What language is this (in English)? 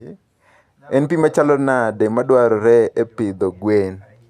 Luo (Kenya and Tanzania)